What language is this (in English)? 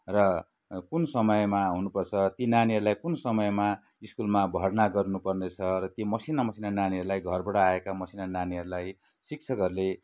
Nepali